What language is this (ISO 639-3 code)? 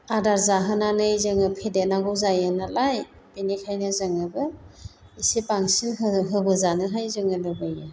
brx